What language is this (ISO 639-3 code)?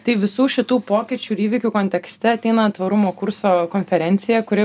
lit